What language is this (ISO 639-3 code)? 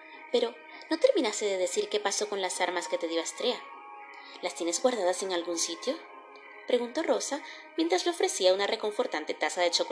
spa